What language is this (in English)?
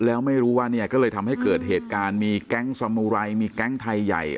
Thai